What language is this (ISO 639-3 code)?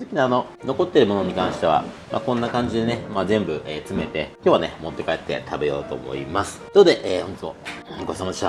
jpn